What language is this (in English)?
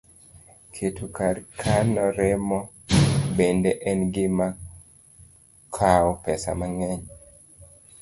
Luo (Kenya and Tanzania)